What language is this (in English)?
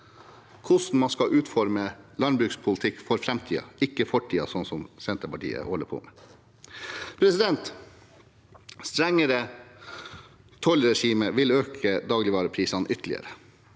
Norwegian